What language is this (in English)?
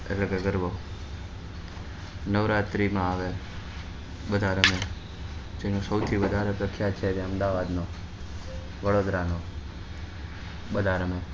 Gujarati